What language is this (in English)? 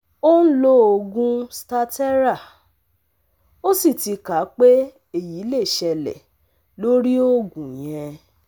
Yoruba